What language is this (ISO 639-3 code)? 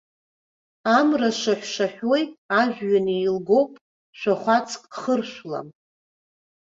abk